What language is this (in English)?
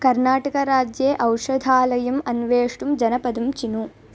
Sanskrit